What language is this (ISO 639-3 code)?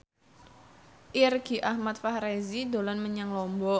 jav